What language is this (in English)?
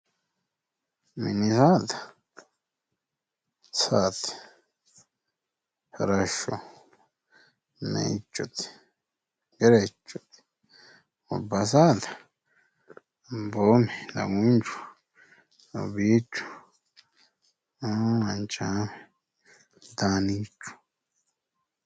Sidamo